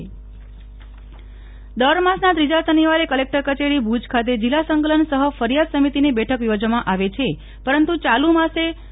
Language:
Gujarati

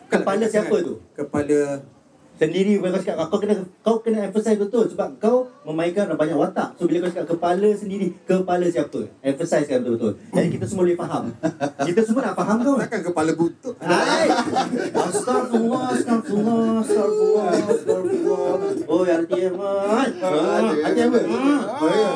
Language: Malay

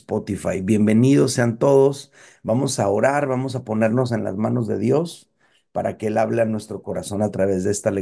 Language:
Spanish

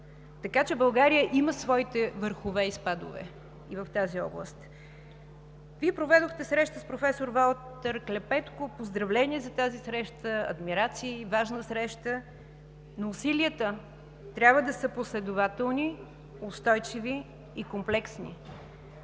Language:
Bulgarian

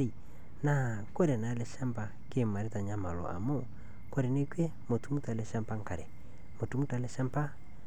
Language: Masai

